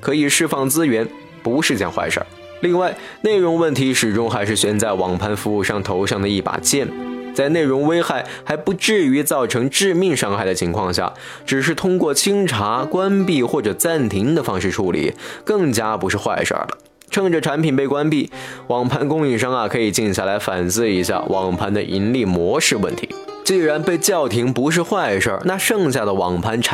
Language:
Chinese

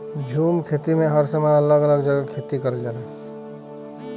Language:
Bhojpuri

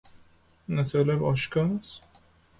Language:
Persian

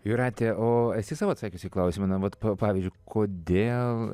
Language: Lithuanian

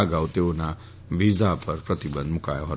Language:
Gujarati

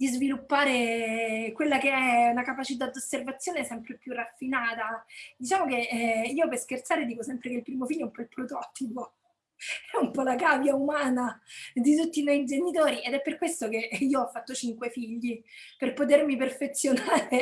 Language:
Italian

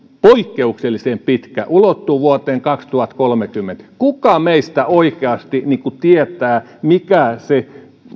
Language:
Finnish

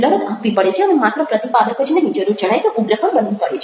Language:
Gujarati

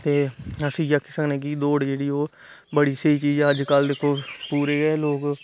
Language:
Dogri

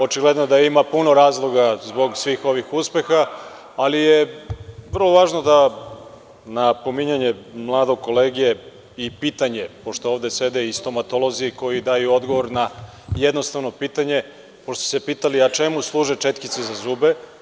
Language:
Serbian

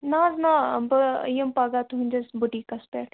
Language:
Kashmiri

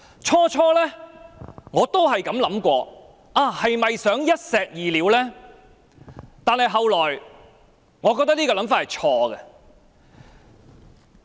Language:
Cantonese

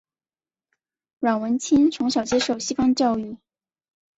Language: Chinese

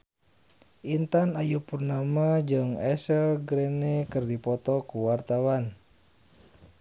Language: Sundanese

